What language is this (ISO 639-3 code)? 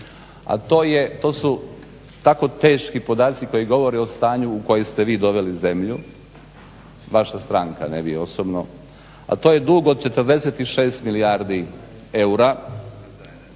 hrv